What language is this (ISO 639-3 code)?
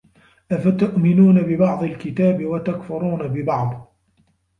ara